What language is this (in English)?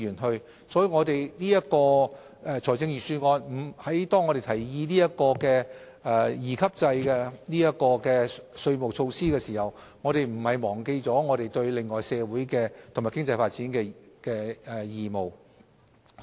Cantonese